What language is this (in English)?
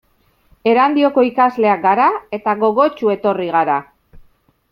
Basque